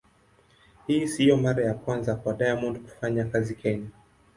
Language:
Swahili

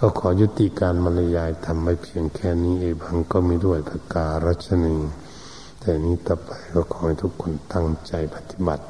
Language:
Thai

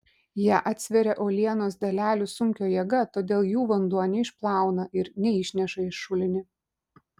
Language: Lithuanian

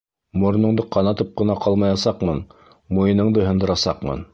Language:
Bashkir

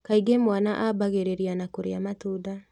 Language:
Kikuyu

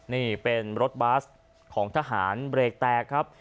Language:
Thai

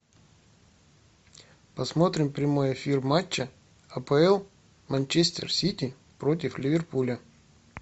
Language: Russian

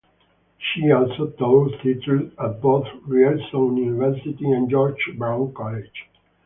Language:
English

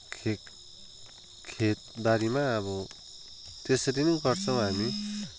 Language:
Nepali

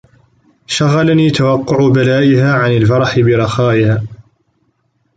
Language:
Arabic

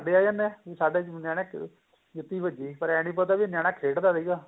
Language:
Punjabi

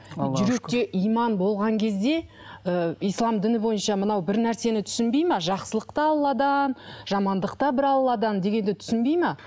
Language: Kazakh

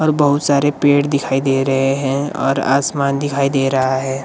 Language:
Hindi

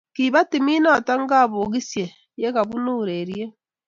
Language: Kalenjin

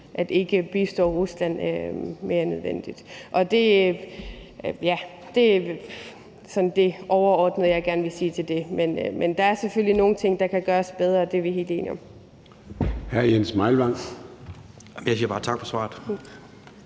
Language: Danish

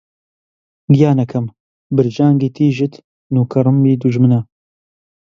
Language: Central Kurdish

